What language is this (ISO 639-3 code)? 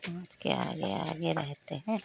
hin